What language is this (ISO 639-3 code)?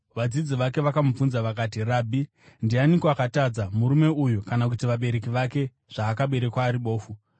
sna